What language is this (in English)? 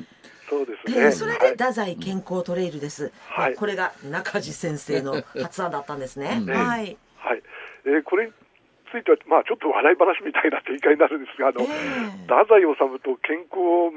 Japanese